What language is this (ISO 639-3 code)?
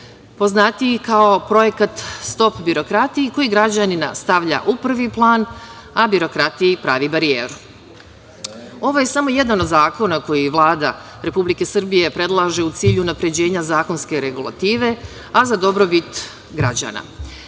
srp